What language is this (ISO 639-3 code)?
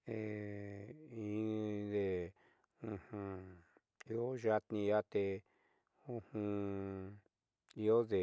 mxy